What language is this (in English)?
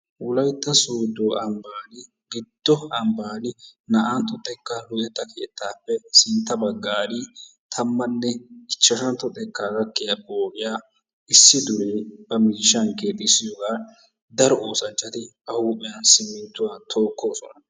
Wolaytta